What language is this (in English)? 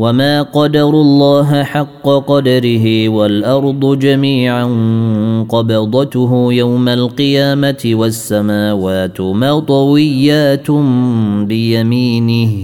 Arabic